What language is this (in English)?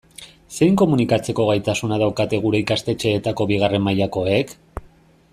Basque